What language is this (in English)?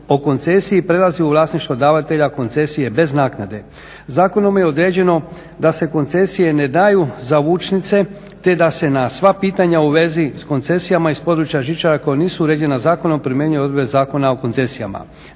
Croatian